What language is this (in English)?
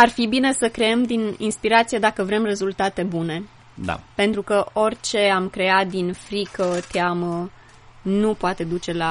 Romanian